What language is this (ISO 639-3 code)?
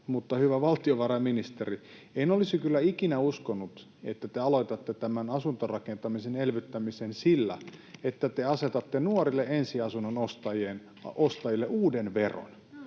fin